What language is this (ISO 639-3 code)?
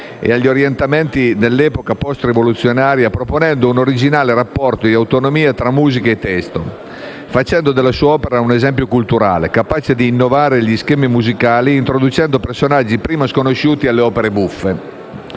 ita